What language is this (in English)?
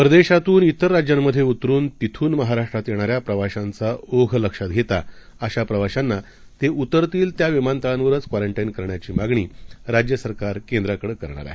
Marathi